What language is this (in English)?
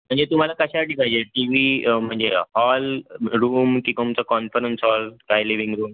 Marathi